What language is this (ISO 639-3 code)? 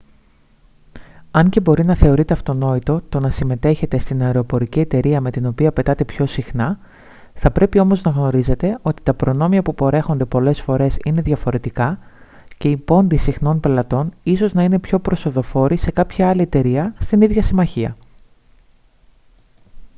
ell